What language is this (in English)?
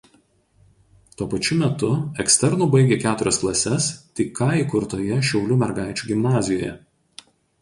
Lithuanian